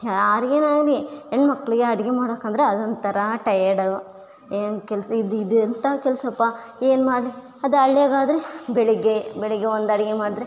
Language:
Kannada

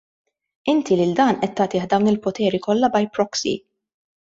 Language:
Maltese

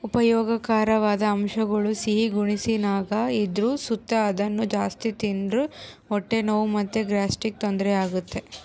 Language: Kannada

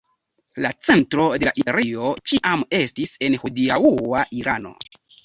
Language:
Esperanto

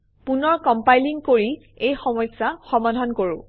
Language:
Assamese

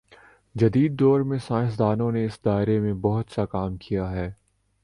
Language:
Urdu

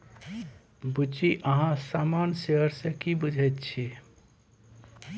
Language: Maithili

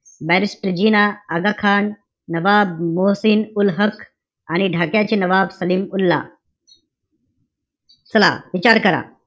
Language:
Marathi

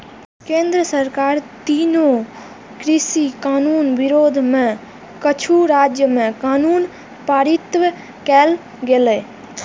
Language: Maithili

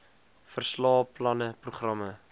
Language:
Afrikaans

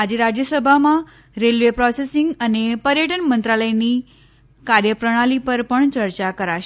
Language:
Gujarati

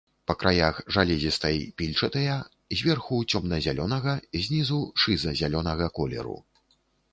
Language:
Belarusian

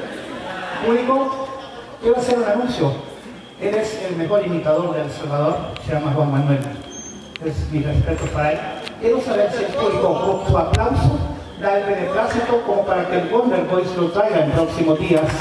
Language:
Spanish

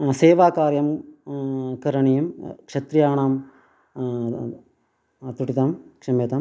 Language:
Sanskrit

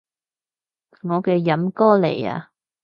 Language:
Cantonese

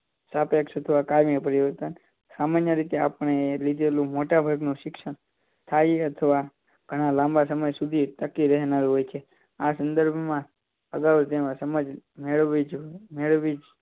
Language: Gujarati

